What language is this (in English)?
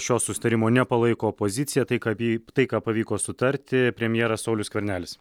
Lithuanian